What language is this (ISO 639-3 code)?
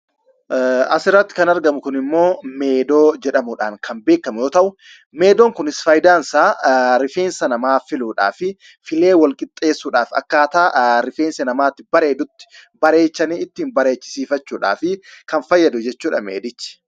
orm